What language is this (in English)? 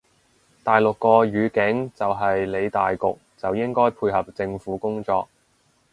Cantonese